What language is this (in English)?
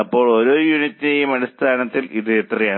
Malayalam